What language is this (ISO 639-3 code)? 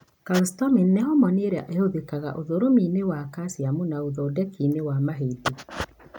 kik